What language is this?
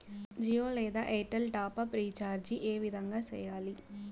Telugu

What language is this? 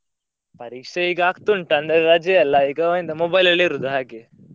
Kannada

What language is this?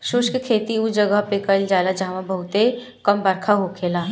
Bhojpuri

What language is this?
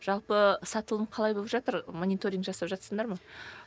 Kazakh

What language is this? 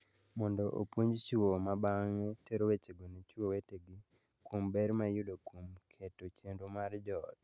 Luo (Kenya and Tanzania)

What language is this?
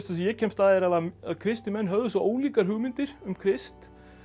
Icelandic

